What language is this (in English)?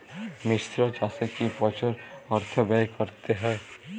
Bangla